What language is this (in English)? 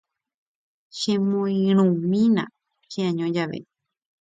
Guarani